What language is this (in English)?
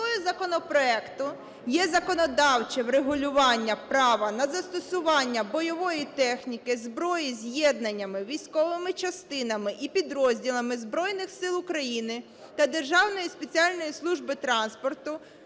Ukrainian